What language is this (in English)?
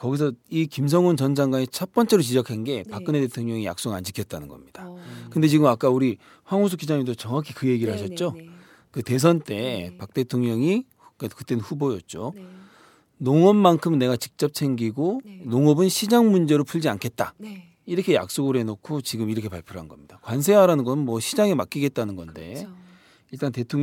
Korean